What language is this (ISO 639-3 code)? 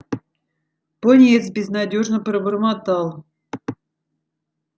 rus